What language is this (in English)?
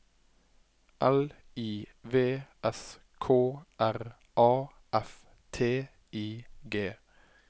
Norwegian